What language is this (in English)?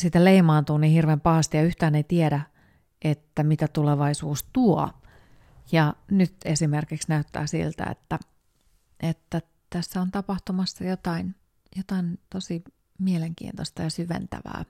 Finnish